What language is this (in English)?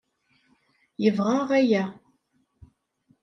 Kabyle